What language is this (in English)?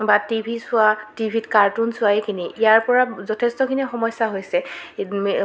Assamese